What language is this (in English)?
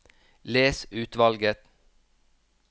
Norwegian